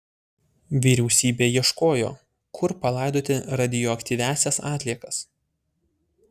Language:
Lithuanian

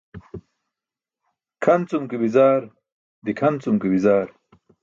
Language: Burushaski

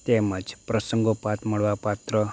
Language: Gujarati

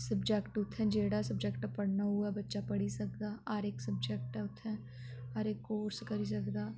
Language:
Dogri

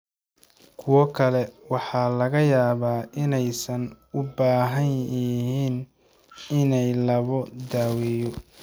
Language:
Somali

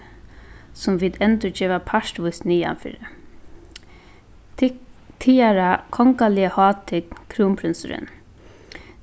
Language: Faroese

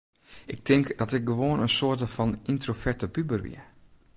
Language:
Western Frisian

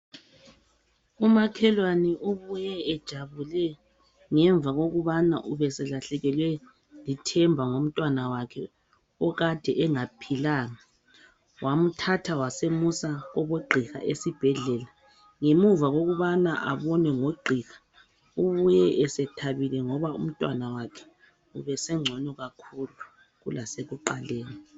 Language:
North Ndebele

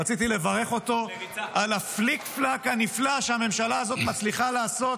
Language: Hebrew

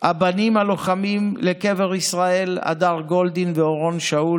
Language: Hebrew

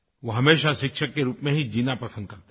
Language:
Hindi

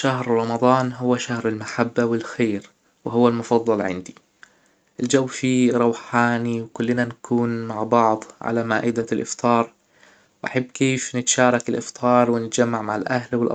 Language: Hijazi Arabic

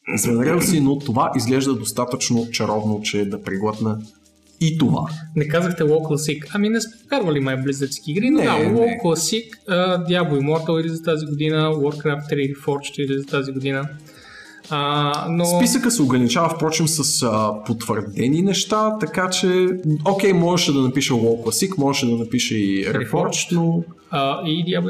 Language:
Bulgarian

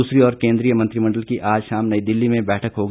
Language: Hindi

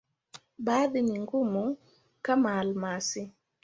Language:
Swahili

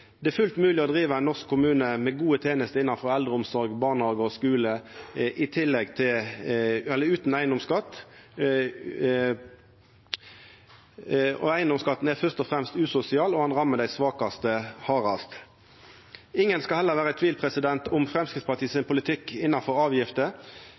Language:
Norwegian Nynorsk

